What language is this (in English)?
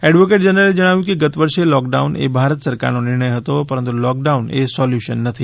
Gujarati